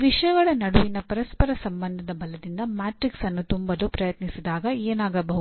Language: Kannada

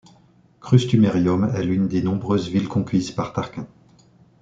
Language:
French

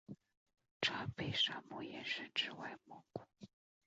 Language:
Chinese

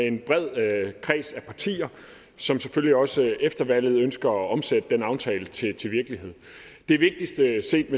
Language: Danish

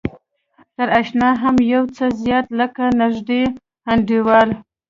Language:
Pashto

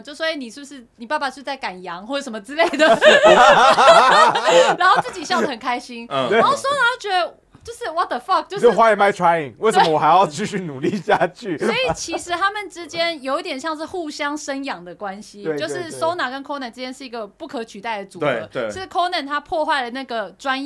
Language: Chinese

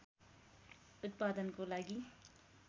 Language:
Nepali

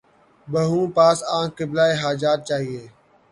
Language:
Urdu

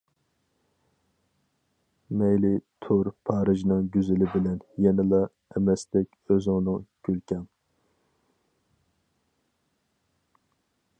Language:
Uyghur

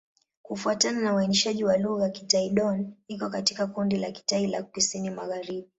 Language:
Swahili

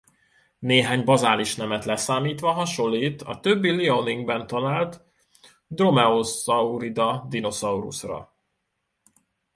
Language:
Hungarian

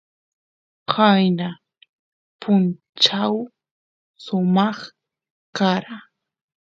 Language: Santiago del Estero Quichua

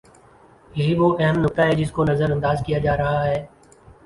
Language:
Urdu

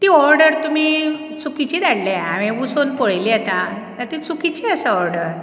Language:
Konkani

